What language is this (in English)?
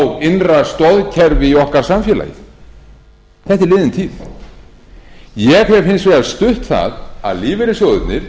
Icelandic